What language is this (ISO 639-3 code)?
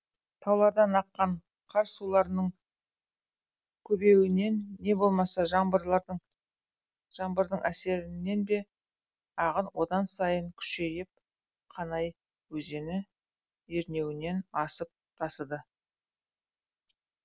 kaz